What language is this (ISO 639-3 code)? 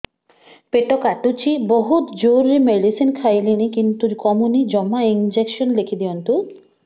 ori